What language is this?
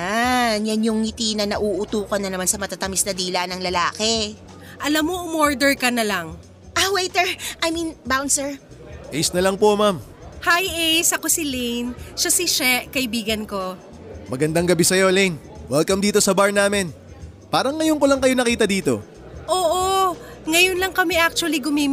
Filipino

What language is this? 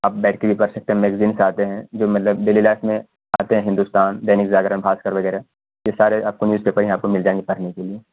Urdu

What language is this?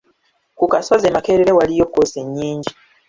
Ganda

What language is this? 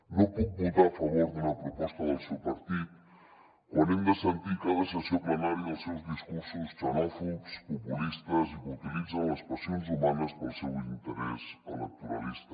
Catalan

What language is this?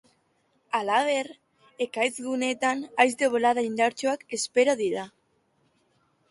Basque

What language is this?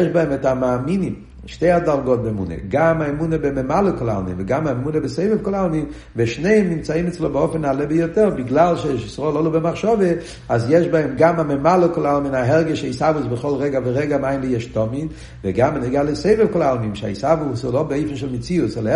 Hebrew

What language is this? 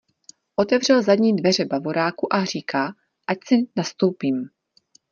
Czech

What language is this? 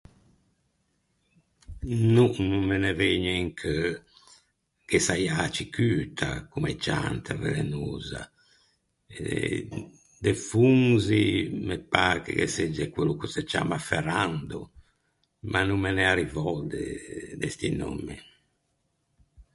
Ligurian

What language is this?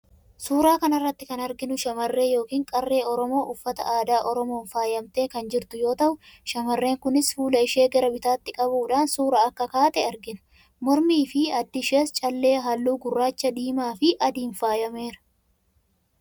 Oromo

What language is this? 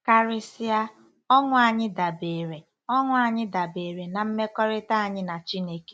Igbo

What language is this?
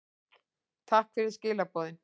Icelandic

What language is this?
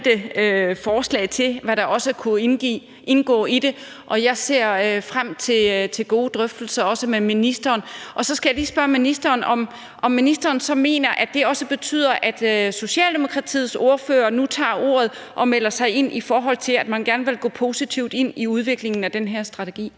Danish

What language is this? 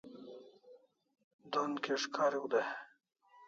Kalasha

